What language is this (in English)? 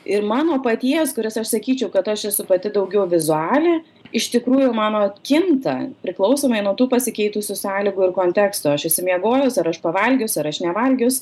Lithuanian